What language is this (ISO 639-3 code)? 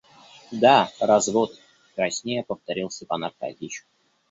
rus